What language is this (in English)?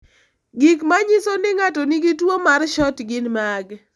Luo (Kenya and Tanzania)